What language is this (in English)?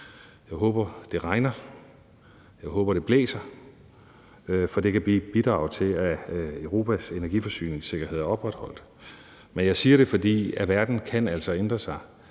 Danish